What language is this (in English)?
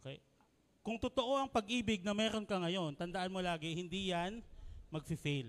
Filipino